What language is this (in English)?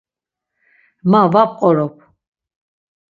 Laz